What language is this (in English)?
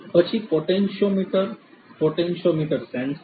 Gujarati